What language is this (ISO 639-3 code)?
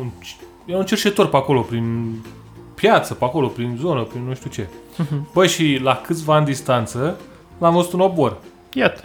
ron